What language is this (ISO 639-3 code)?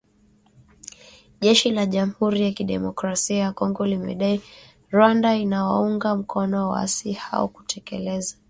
swa